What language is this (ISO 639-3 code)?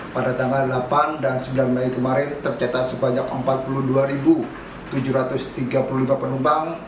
ind